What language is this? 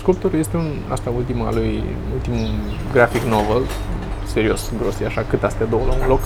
Romanian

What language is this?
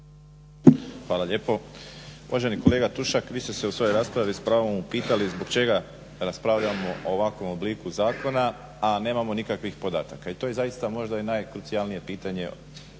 Croatian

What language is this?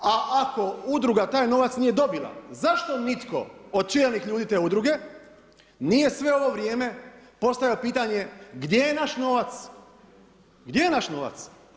Croatian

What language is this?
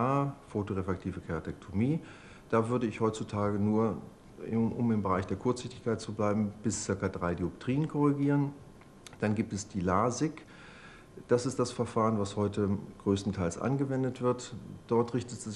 German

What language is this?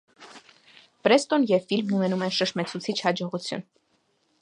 Armenian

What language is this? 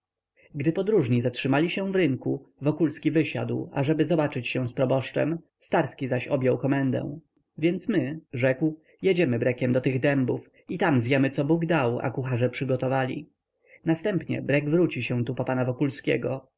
Polish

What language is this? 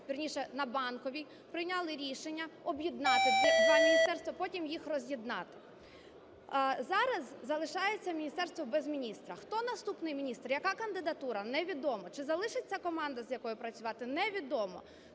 Ukrainian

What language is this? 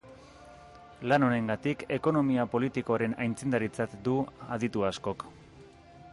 Basque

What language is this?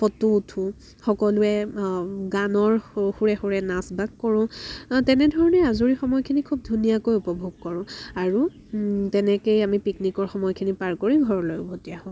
Assamese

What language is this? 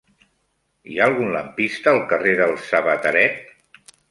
Catalan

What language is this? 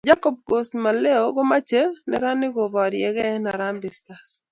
Kalenjin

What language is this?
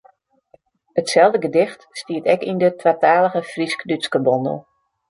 Western Frisian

